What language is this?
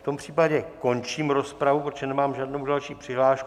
Czech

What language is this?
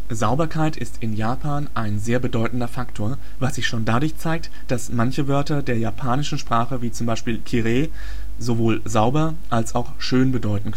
German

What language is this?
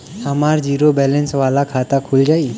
Bhojpuri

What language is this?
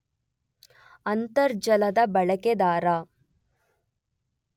Kannada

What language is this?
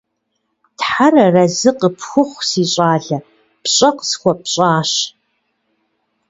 Kabardian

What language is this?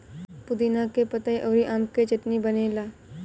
Bhojpuri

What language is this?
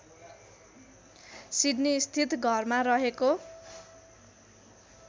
Nepali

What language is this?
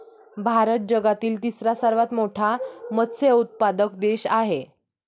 Marathi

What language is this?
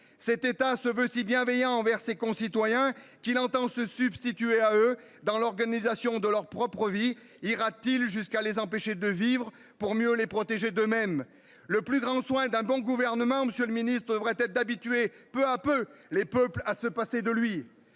French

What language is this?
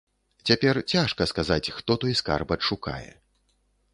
Belarusian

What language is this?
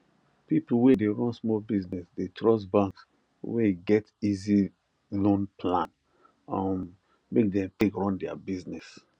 Nigerian Pidgin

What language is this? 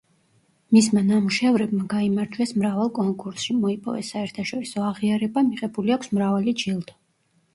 Georgian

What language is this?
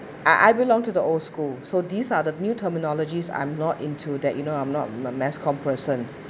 English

